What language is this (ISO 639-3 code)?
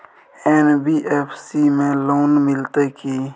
mai